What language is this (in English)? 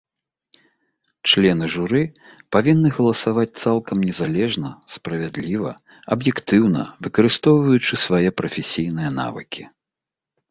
Belarusian